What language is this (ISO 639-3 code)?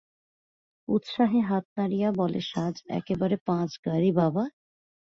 ben